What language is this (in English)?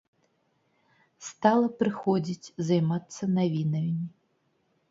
Belarusian